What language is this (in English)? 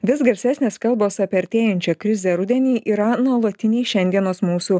Lithuanian